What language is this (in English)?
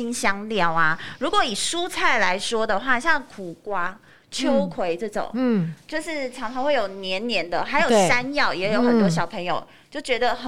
Chinese